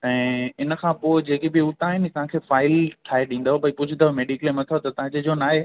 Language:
Sindhi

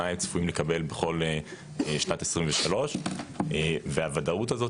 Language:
Hebrew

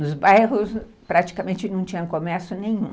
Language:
Portuguese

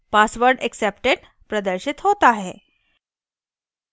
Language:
Hindi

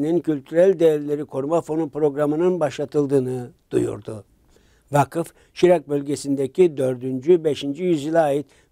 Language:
Turkish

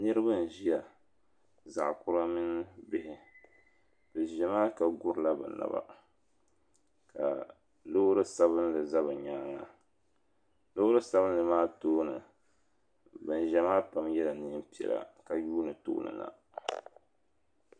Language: Dagbani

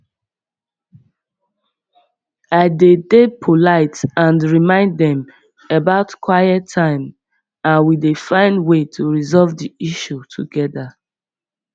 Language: Nigerian Pidgin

